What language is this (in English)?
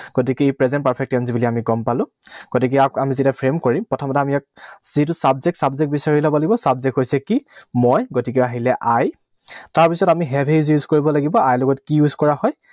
Assamese